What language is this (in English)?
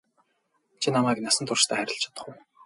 Mongolian